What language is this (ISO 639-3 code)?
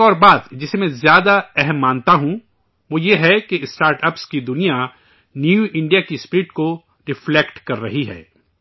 urd